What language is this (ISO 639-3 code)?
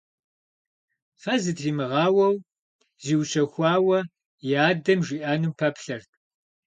kbd